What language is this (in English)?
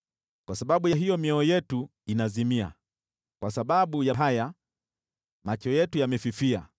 Swahili